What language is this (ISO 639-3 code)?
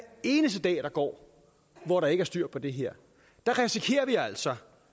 dan